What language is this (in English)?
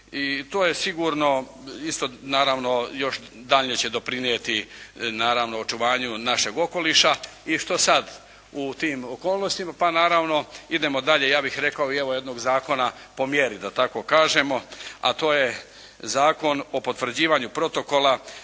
Croatian